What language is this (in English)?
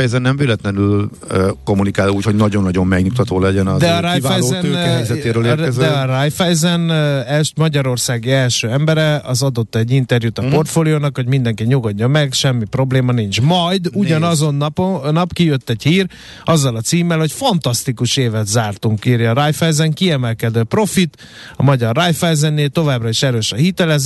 Hungarian